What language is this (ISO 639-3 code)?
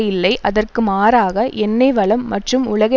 tam